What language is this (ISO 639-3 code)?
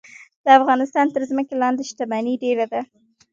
pus